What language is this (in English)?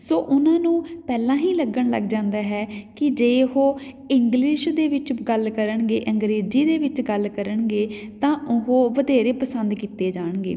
Punjabi